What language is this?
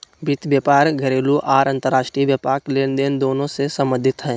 Magahi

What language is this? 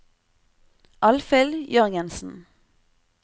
Norwegian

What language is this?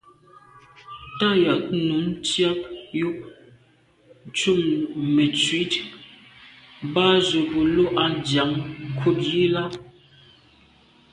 Medumba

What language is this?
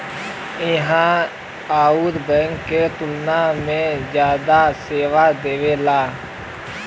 Bhojpuri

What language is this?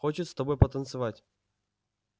Russian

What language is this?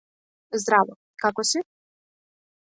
Macedonian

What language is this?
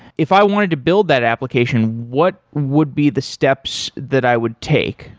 English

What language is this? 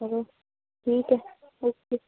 Punjabi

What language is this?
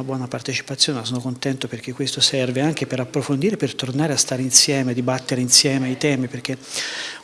Italian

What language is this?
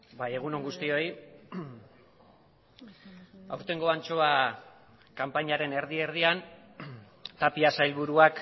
Basque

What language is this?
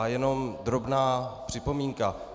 Czech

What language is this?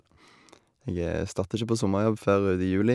Norwegian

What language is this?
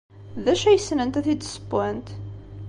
Kabyle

